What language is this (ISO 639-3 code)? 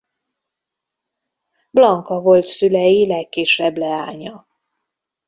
hun